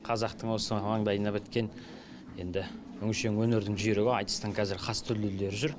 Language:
Kazakh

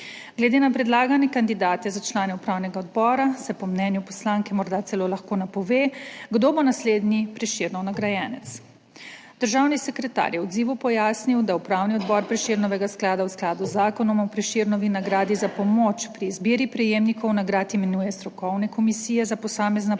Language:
Slovenian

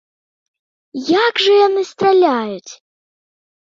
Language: Belarusian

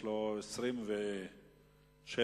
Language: Hebrew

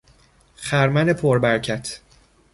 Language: Persian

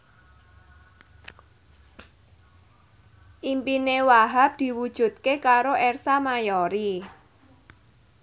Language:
Javanese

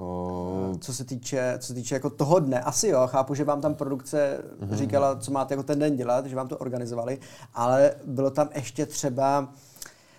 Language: Czech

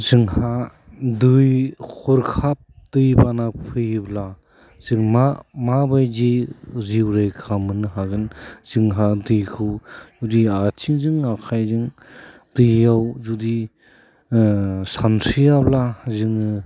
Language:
Bodo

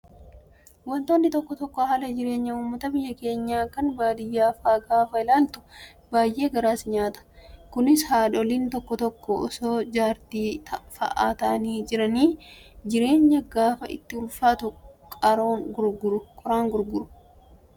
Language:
Oromo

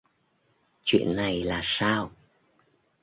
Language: Vietnamese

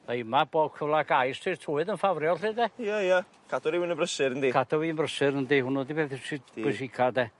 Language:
Welsh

